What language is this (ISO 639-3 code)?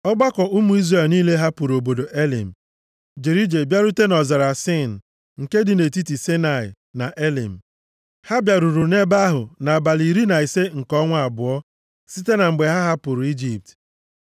ibo